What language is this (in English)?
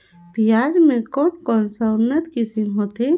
Chhattisgarhi